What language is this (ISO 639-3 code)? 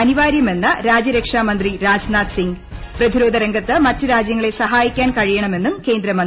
mal